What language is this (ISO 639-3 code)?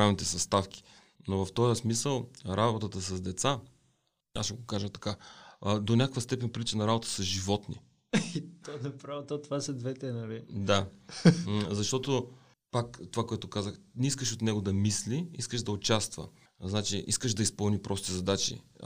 bul